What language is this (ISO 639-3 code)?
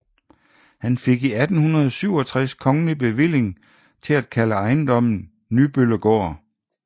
dan